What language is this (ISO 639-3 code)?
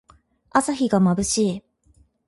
jpn